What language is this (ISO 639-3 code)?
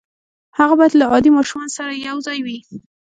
pus